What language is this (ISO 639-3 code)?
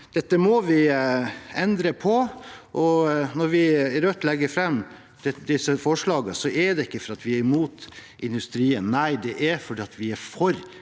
nor